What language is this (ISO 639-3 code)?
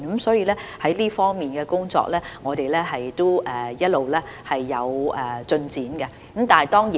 yue